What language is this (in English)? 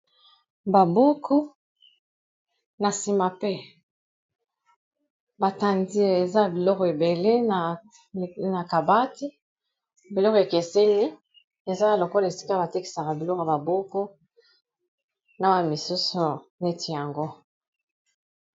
Lingala